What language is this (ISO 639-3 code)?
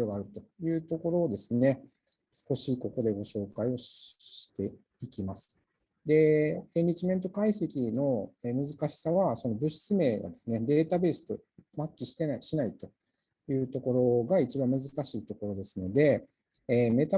jpn